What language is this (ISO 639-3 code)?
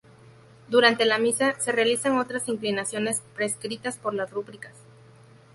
spa